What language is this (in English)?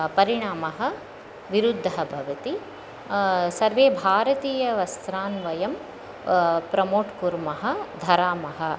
Sanskrit